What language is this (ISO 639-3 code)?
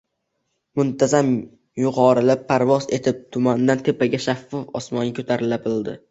uzb